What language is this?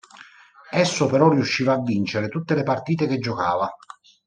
Italian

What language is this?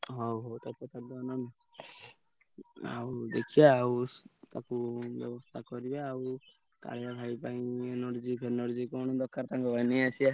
Odia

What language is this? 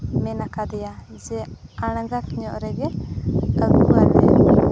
Santali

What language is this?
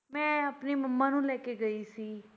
Punjabi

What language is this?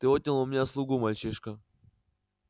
Russian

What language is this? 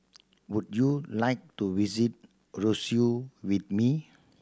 English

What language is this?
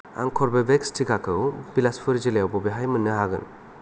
Bodo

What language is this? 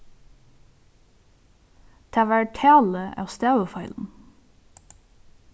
Faroese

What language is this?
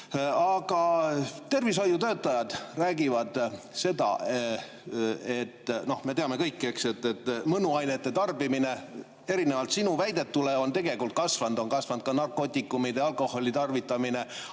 Estonian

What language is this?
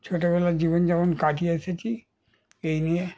Bangla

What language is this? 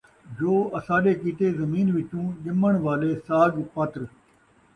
Saraiki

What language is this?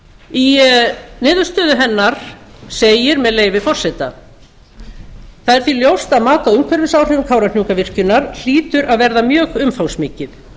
Icelandic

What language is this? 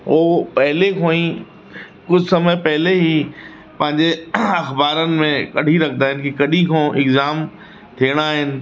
Sindhi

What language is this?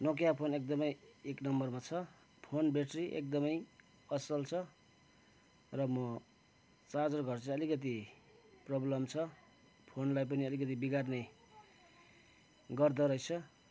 Nepali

